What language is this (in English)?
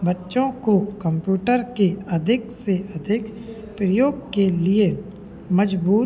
Hindi